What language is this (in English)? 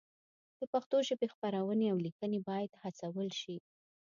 Pashto